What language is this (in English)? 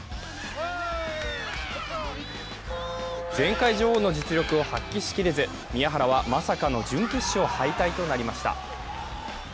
Japanese